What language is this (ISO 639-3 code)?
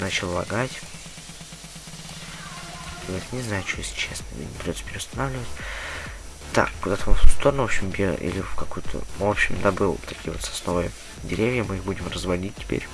rus